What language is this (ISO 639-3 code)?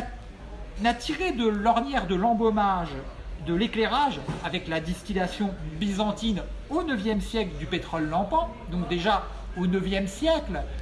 fra